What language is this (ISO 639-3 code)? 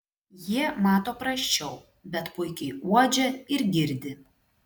lit